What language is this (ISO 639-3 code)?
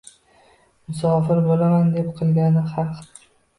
uzb